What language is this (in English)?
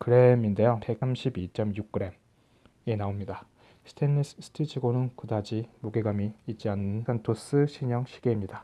Korean